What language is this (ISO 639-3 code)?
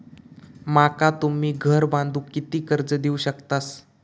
mar